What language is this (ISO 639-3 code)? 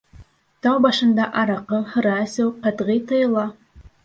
bak